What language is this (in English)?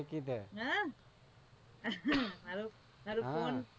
Gujarati